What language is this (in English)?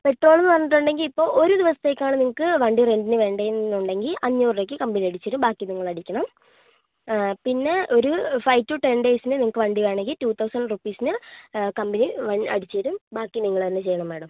Malayalam